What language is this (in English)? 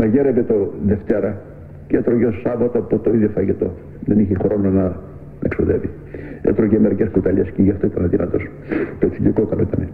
Greek